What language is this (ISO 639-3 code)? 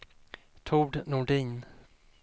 swe